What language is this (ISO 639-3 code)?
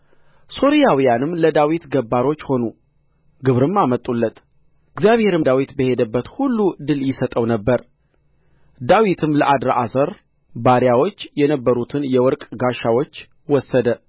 amh